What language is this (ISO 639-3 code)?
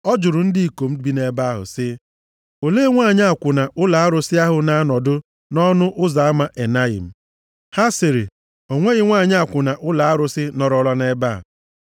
ibo